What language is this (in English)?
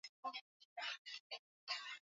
Swahili